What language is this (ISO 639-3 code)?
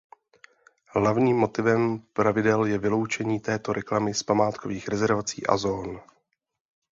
ces